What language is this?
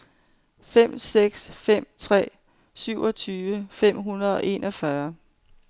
Danish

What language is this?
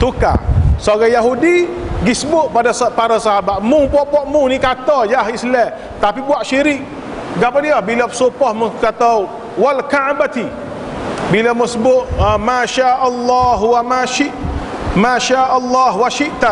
Malay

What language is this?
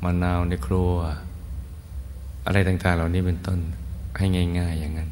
Thai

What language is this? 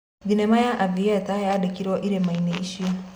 Kikuyu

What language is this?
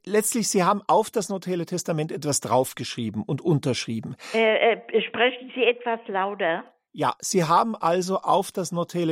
German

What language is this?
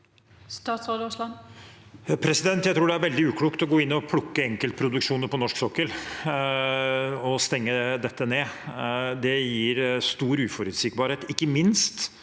Norwegian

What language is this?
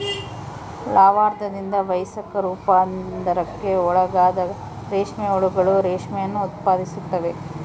Kannada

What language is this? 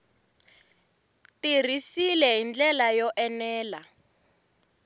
Tsonga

